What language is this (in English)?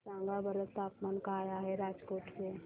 Marathi